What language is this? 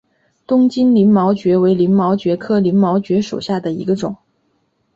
Chinese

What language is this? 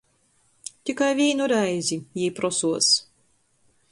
Latgalian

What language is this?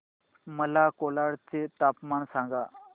Marathi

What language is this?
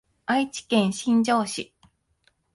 Japanese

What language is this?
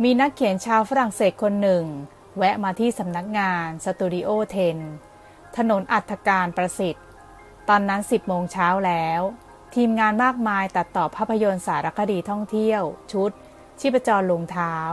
Thai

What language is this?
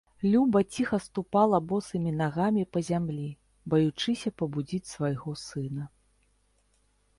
Belarusian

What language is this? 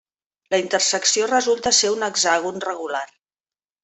Catalan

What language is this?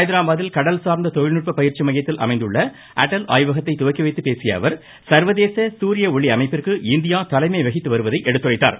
Tamil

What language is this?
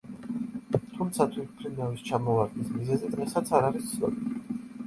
Georgian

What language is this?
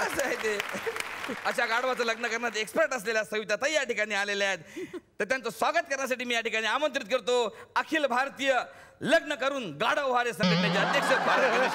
Marathi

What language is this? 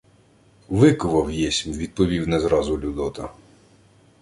Ukrainian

